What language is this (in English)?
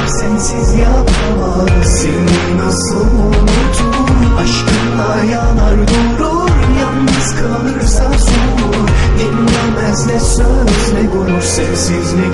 Turkish